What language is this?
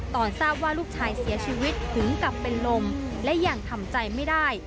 Thai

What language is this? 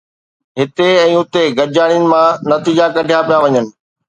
Sindhi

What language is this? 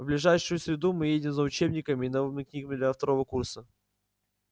Russian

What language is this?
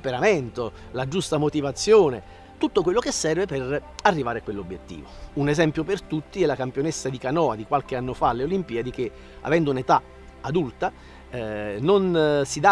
Italian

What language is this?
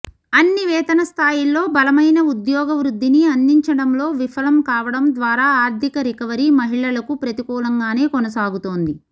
Telugu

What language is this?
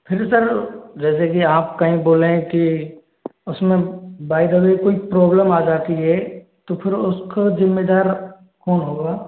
Hindi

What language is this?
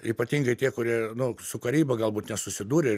Lithuanian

